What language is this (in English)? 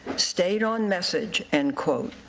English